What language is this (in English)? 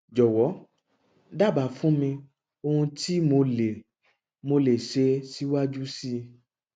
Yoruba